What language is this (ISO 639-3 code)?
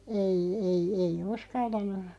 fin